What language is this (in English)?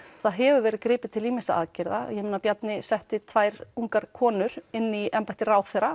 Icelandic